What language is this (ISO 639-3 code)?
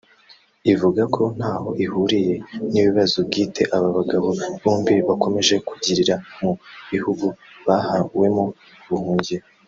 kin